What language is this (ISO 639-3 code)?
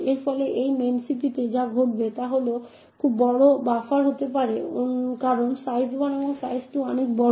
ben